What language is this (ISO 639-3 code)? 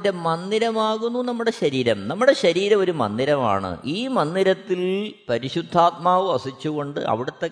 mal